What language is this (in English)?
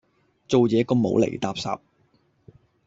Cantonese